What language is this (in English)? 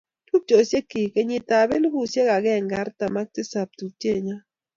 Kalenjin